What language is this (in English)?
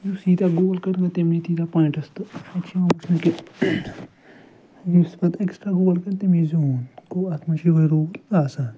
Kashmiri